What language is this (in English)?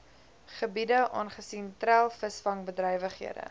Afrikaans